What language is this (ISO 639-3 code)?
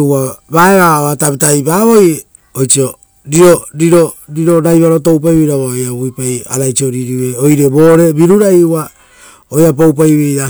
roo